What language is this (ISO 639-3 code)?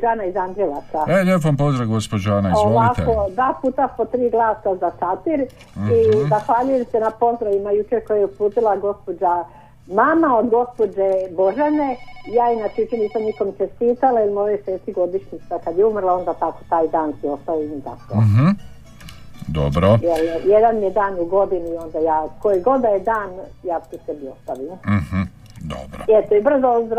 hrv